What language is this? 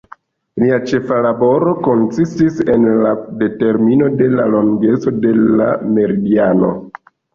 Esperanto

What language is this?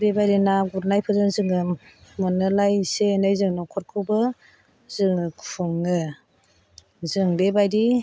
Bodo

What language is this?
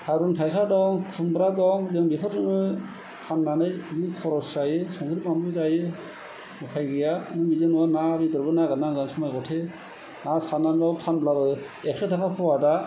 Bodo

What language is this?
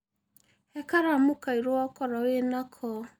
Kikuyu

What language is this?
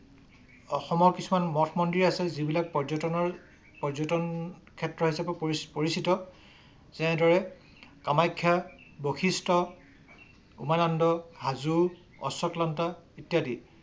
Assamese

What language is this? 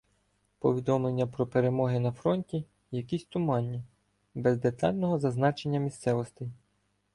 Ukrainian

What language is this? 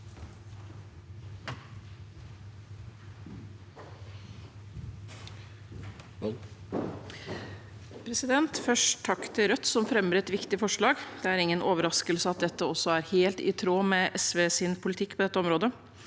Norwegian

